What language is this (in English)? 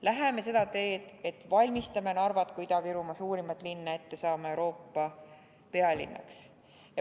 Estonian